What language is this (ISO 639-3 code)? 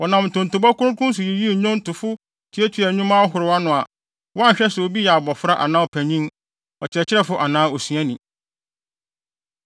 aka